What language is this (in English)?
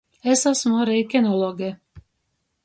Latgalian